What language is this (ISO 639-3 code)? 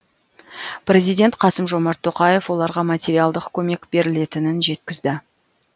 kaz